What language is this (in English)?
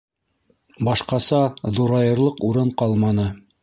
Bashkir